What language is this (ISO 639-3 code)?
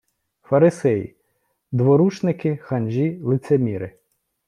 ukr